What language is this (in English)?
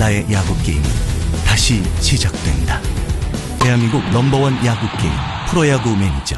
Korean